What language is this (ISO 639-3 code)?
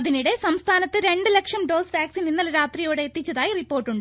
mal